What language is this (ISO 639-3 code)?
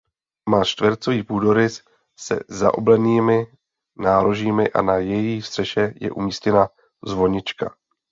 ces